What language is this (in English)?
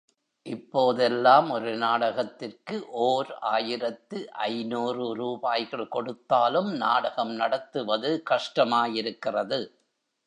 Tamil